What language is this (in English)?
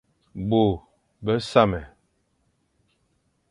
Fang